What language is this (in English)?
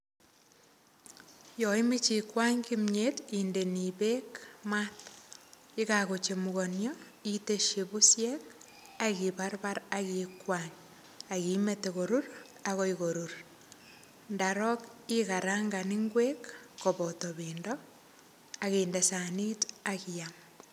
Kalenjin